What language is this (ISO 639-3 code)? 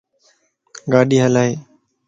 lss